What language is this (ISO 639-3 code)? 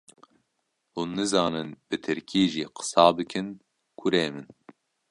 kur